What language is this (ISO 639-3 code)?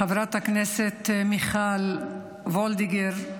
heb